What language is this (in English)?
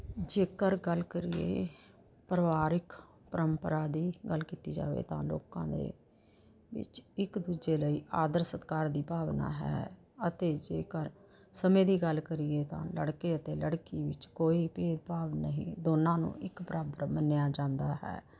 Punjabi